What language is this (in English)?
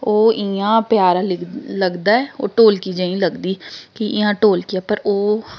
Dogri